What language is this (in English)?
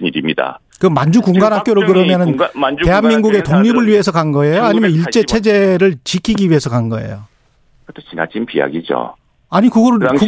Korean